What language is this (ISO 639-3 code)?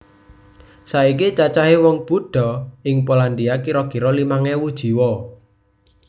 jav